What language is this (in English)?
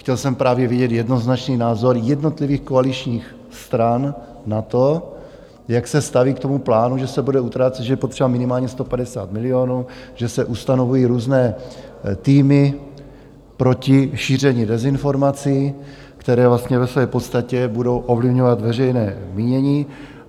Czech